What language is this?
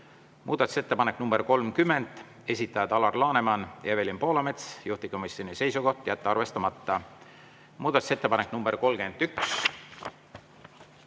Estonian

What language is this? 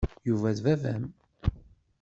Kabyle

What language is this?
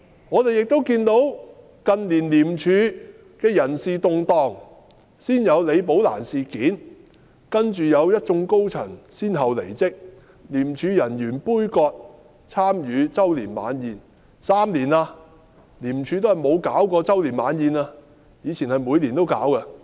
Cantonese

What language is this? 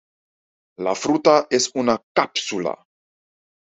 Spanish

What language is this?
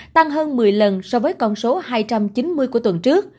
Vietnamese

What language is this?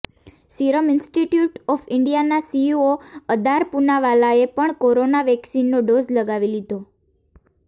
Gujarati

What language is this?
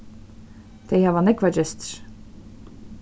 Faroese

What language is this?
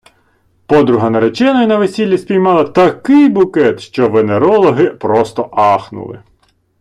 Ukrainian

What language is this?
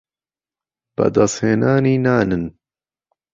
Central Kurdish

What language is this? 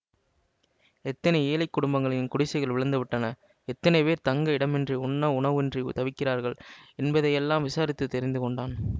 Tamil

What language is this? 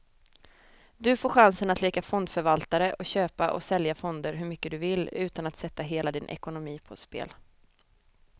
Swedish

